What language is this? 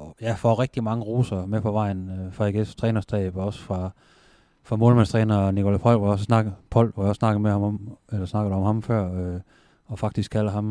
Danish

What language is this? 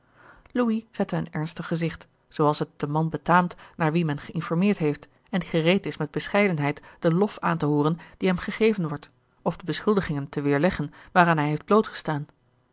Dutch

